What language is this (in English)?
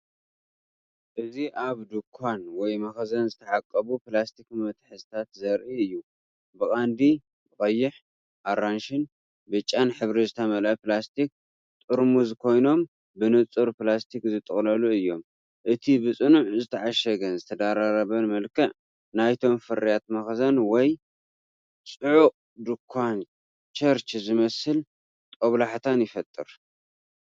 Tigrinya